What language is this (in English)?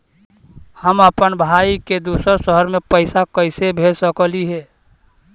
Magahi